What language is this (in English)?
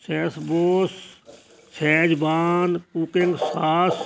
Punjabi